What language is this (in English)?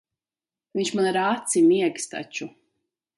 Latvian